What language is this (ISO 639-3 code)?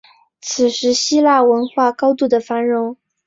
zho